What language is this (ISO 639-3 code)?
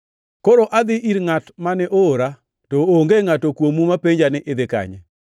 luo